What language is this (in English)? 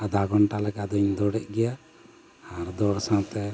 Santali